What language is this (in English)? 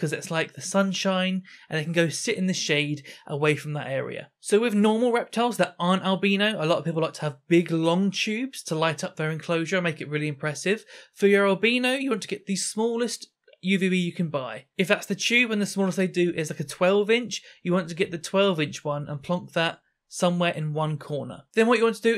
English